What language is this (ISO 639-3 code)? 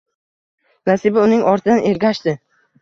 uzb